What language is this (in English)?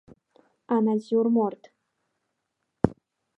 Abkhazian